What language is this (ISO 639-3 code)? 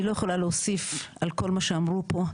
heb